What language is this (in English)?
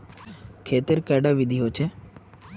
Magahi